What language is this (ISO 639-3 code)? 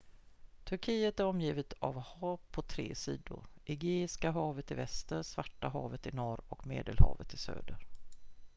swe